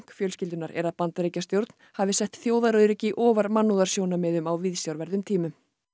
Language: Icelandic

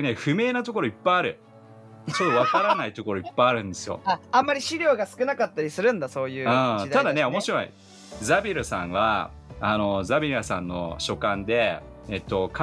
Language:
Japanese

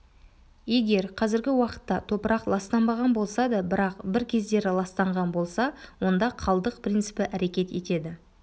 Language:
Kazakh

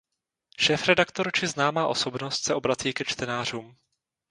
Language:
Czech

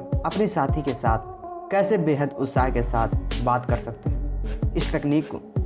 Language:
Hindi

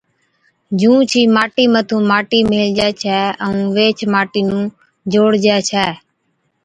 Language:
Od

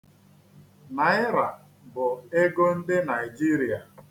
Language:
Igbo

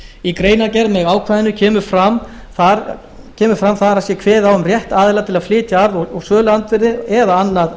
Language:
Icelandic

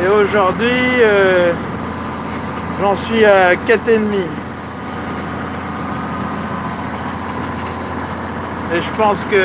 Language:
French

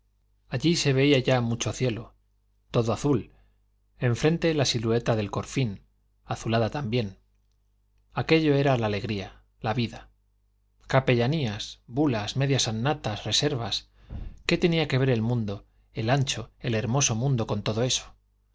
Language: Spanish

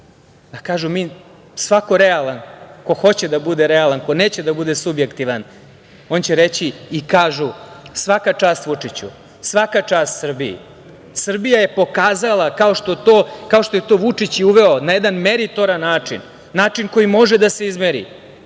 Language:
Serbian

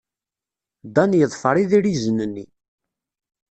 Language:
Kabyle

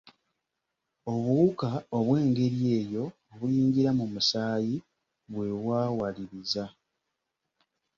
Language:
Ganda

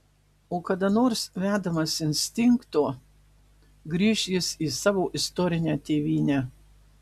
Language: Lithuanian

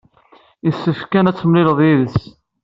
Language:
Kabyle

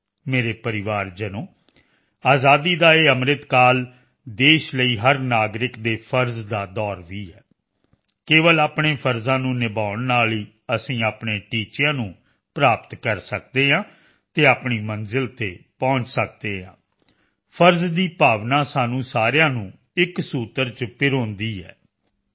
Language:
Punjabi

